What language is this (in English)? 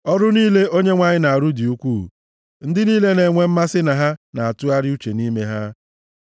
Igbo